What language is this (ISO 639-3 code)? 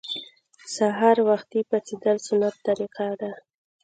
pus